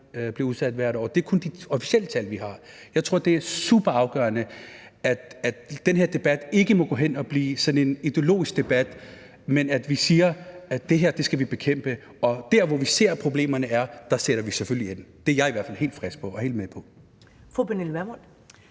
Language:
Danish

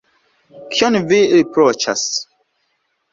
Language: Esperanto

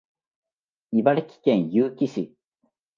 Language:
Japanese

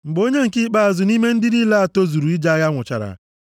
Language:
Igbo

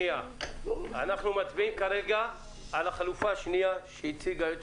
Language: Hebrew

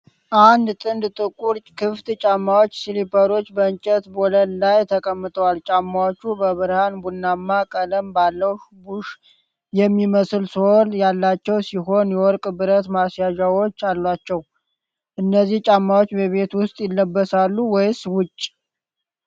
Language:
Amharic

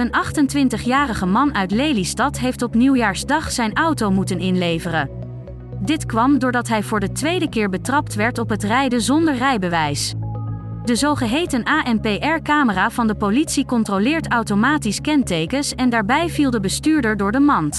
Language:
Dutch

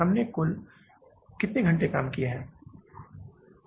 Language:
Hindi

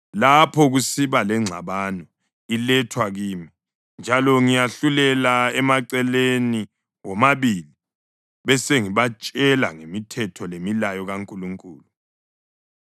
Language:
North Ndebele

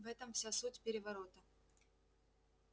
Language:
Russian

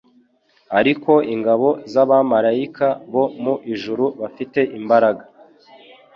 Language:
Kinyarwanda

